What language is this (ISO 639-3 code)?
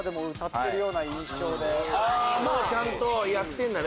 jpn